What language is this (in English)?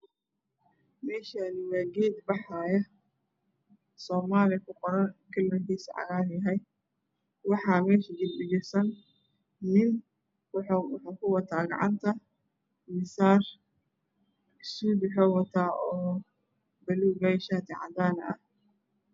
Somali